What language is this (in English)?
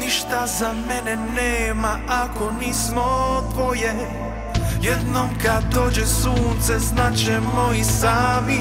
Polish